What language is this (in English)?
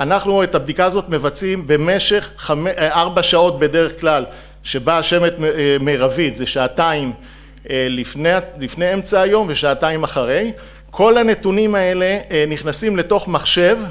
Hebrew